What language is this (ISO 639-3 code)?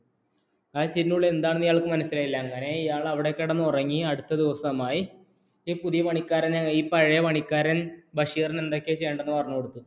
mal